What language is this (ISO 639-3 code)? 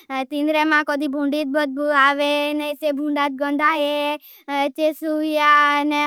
bhb